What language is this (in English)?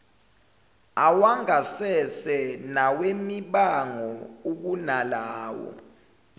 Zulu